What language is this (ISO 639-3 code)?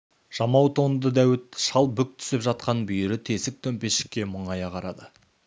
kaz